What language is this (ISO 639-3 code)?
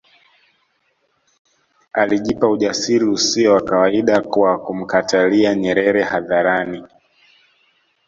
swa